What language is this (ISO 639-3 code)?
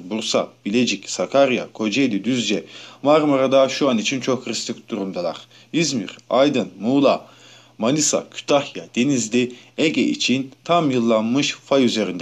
tur